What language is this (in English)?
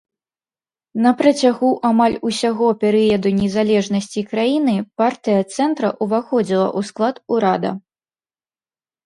Belarusian